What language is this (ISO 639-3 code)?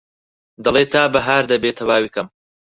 ckb